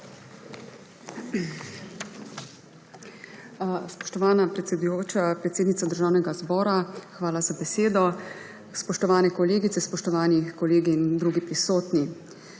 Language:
Slovenian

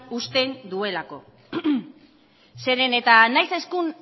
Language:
Basque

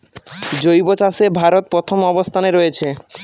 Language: Bangla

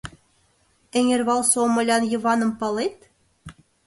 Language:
Mari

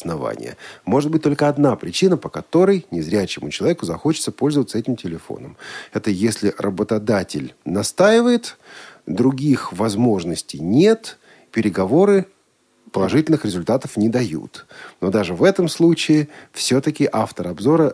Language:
Russian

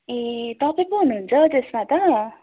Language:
Nepali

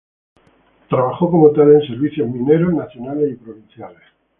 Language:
Spanish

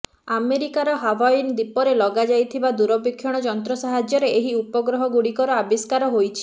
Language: Odia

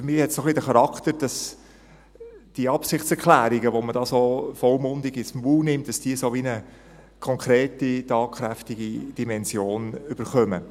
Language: Swiss German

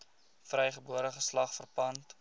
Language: Afrikaans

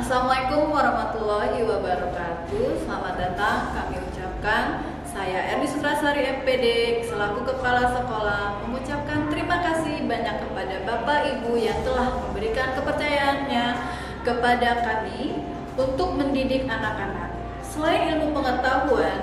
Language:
Indonesian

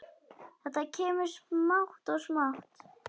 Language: Icelandic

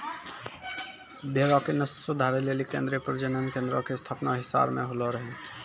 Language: Maithili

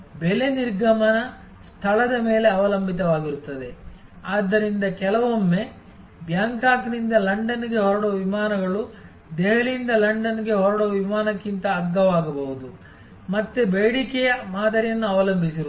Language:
Kannada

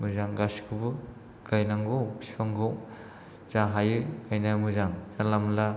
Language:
Bodo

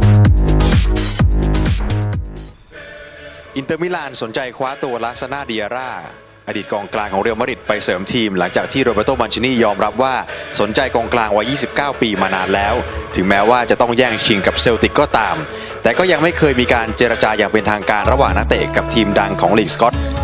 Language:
Thai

